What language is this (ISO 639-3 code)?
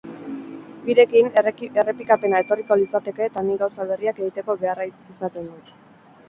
eus